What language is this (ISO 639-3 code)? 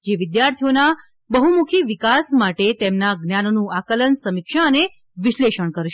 guj